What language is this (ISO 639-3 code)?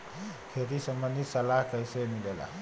bho